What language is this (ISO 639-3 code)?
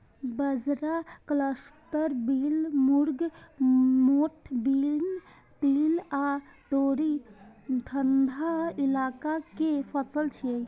mai